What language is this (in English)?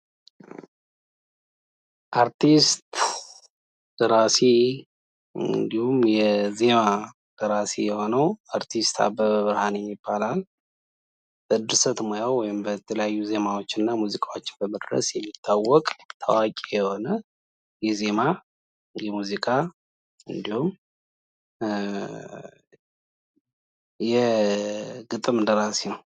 Amharic